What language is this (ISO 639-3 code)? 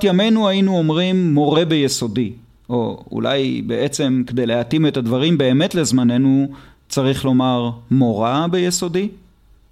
heb